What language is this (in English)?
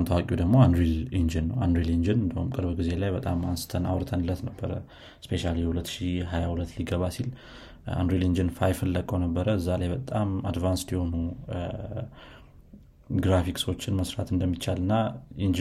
Amharic